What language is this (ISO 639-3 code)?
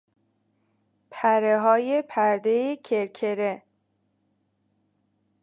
fas